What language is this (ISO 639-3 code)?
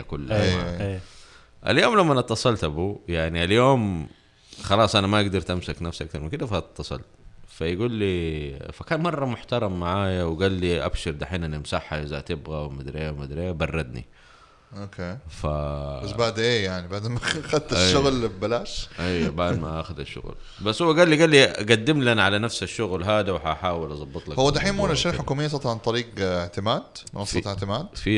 ara